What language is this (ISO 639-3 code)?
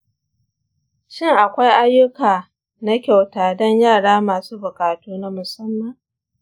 hau